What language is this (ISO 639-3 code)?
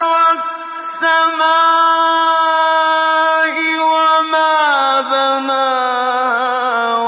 ara